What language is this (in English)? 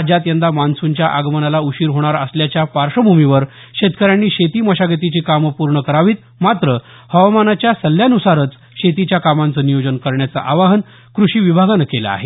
Marathi